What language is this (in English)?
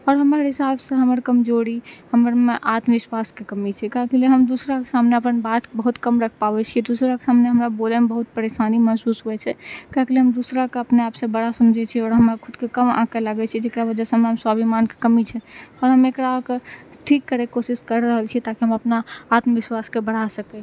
Maithili